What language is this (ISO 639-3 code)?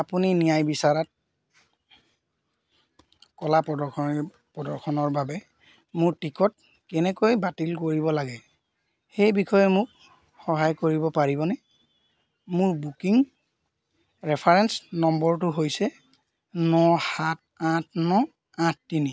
asm